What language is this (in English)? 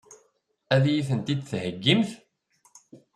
Kabyle